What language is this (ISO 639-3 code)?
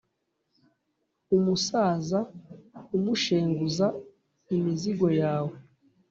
kin